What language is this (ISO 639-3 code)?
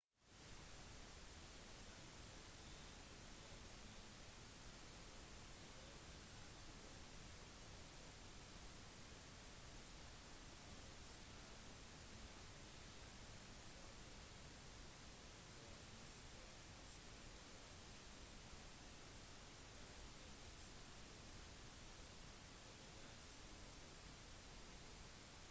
nob